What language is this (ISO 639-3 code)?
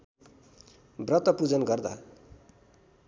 nep